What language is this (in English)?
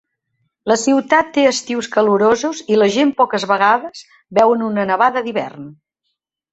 Catalan